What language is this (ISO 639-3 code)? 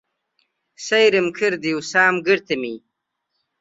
ckb